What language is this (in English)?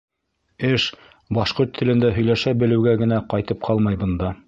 Bashkir